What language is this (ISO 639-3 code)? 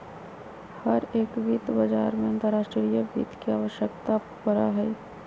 mag